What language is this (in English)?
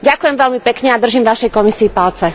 Slovak